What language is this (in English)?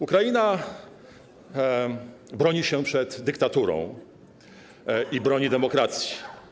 Polish